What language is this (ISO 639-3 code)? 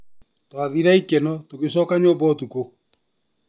kik